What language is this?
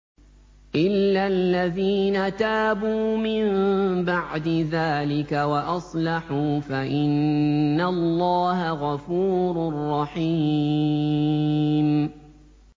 Arabic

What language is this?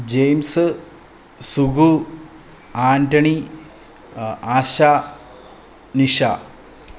Malayalam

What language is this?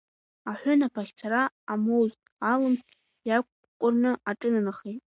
Abkhazian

